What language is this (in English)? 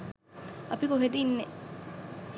Sinhala